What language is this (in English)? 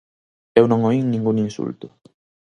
Galician